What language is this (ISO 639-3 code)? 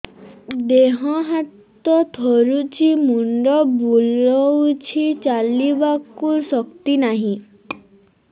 ori